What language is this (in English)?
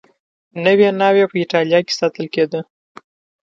Pashto